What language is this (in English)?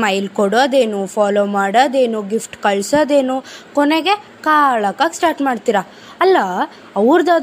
Kannada